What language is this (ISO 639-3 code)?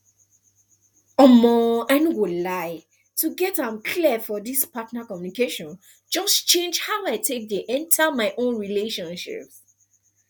pcm